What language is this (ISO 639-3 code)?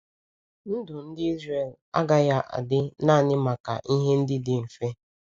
ibo